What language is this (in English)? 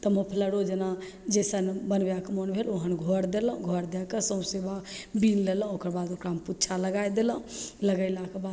Maithili